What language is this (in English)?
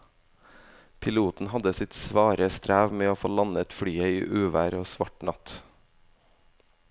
Norwegian